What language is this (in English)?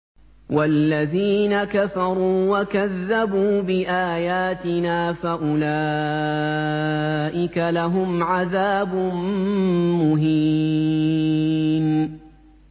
Arabic